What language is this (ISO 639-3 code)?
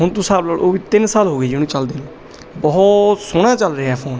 pan